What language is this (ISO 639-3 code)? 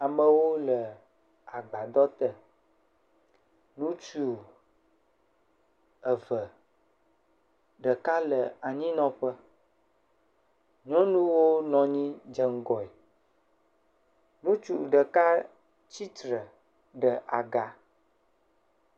ewe